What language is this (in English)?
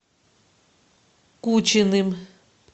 Russian